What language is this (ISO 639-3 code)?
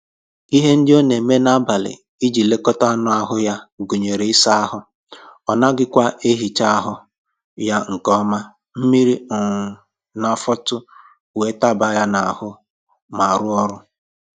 ibo